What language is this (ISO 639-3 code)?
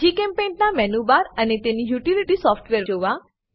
guj